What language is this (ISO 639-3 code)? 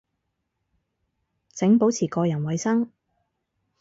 yue